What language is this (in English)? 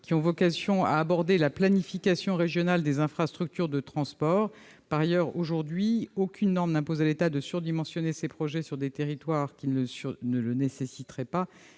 French